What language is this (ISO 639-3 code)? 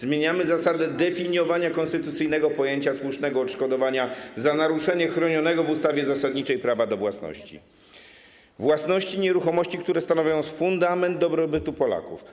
pol